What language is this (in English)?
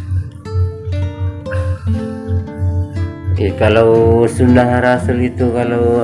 Indonesian